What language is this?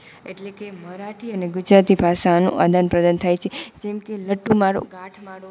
Gujarati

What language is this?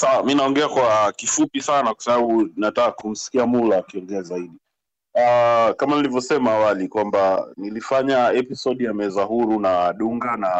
Swahili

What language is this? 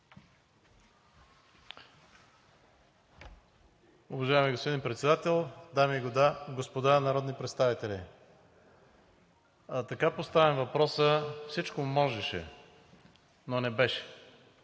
Bulgarian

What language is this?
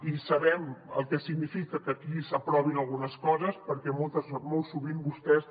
Catalan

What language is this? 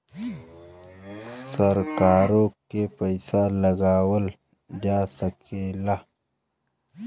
Bhojpuri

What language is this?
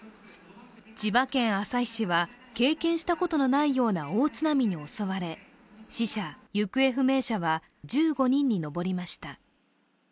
Japanese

